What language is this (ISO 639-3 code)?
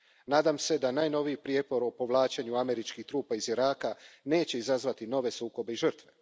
hrv